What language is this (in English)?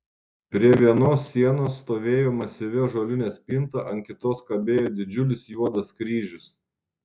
Lithuanian